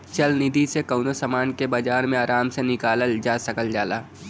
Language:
Bhojpuri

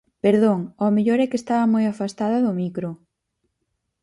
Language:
Galician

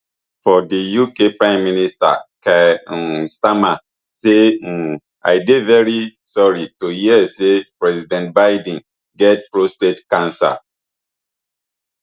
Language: Nigerian Pidgin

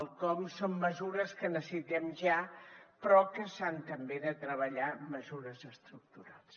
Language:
Catalan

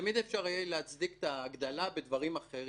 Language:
Hebrew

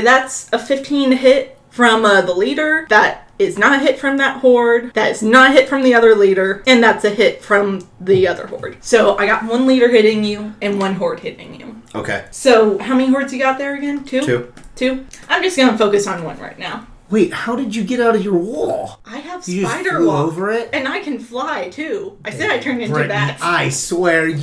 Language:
English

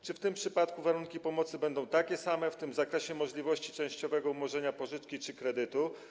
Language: Polish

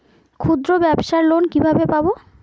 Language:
Bangla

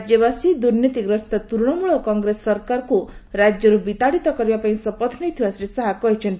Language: Odia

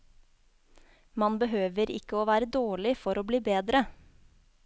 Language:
Norwegian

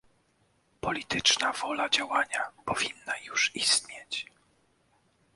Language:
Polish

